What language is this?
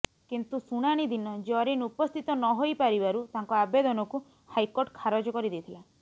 Odia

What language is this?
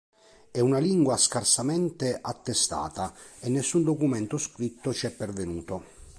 Italian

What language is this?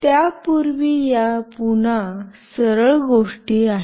Marathi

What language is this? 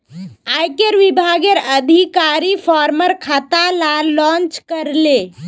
Magahi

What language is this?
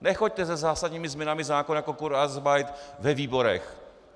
Czech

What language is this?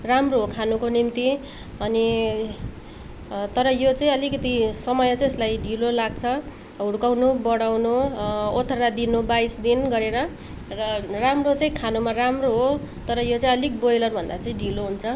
Nepali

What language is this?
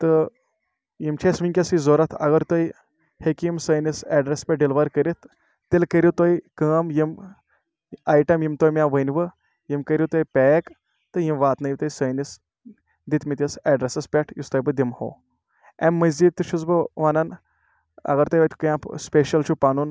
Kashmiri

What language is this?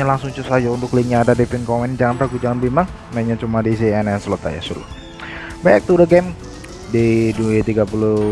Indonesian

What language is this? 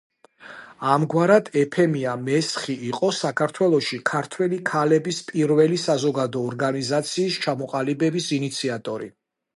Georgian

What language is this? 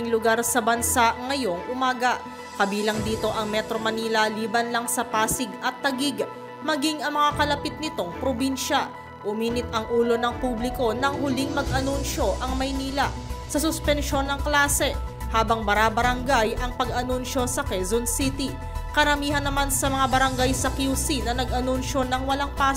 Filipino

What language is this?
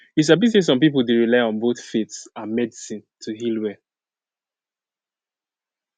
Nigerian Pidgin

